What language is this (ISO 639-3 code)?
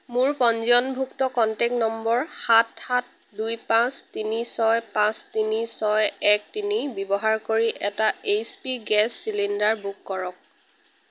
asm